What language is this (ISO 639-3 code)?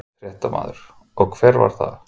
isl